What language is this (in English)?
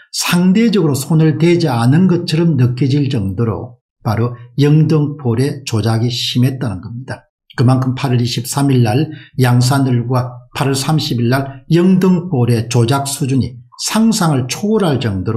Korean